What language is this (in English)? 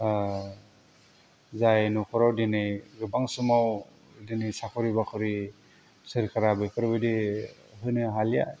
Bodo